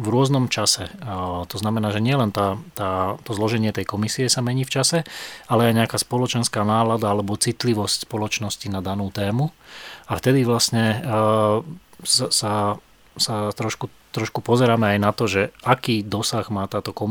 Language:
Slovak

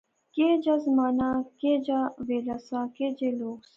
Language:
Pahari-Potwari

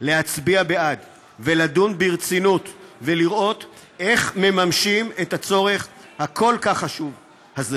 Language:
Hebrew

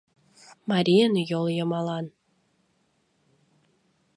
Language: Mari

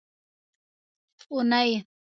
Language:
Pashto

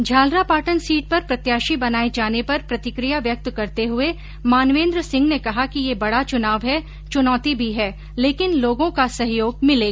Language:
Hindi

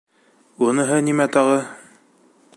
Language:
Bashkir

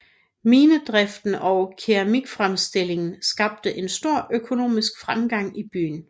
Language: Danish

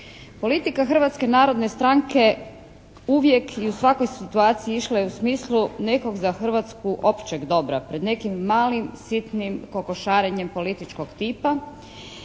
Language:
Croatian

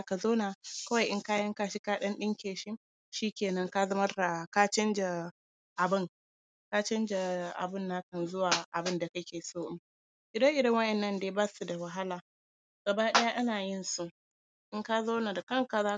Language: Hausa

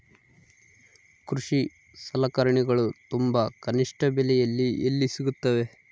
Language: Kannada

